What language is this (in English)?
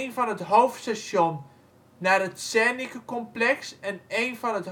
Dutch